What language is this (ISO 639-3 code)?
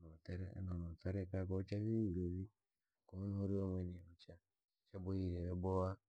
lag